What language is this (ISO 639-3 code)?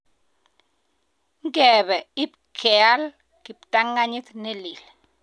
kln